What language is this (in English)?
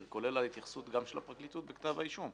Hebrew